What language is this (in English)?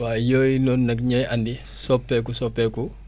Wolof